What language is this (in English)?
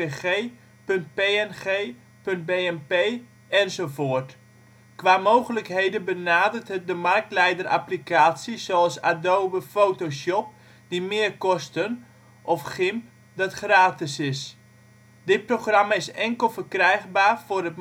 Dutch